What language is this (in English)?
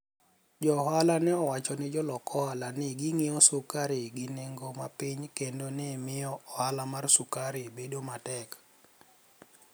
Luo (Kenya and Tanzania)